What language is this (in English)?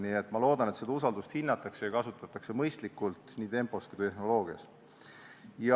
Estonian